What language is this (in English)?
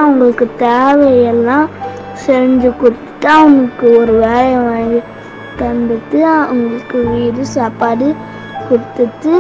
Tamil